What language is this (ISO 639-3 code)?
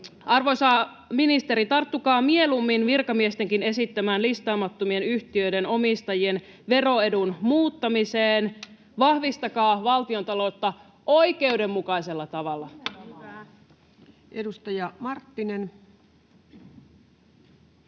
fin